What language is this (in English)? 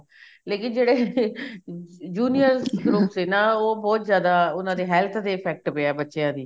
Punjabi